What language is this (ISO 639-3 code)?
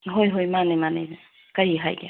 mni